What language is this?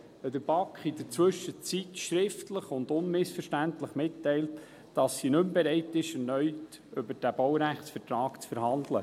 Swiss German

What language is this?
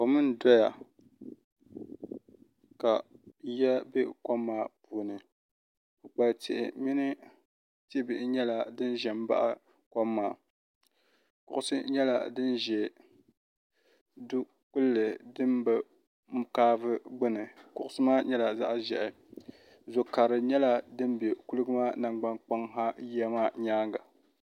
Dagbani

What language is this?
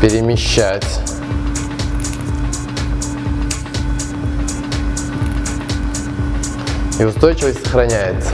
Russian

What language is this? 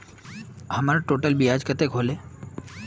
Magahi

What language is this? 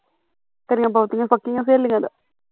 Punjabi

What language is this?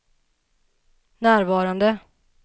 Swedish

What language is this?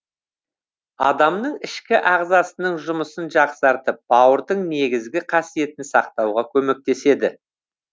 Kazakh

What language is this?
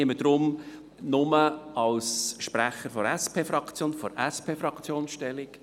Swiss German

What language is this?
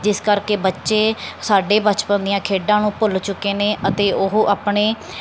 Punjabi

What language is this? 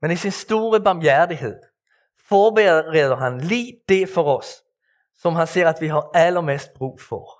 Danish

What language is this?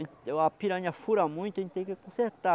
Portuguese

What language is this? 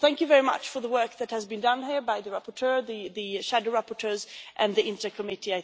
English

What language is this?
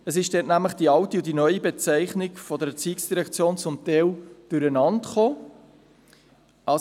Swiss German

